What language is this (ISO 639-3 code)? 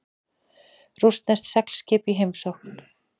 isl